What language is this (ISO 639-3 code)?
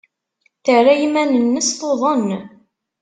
kab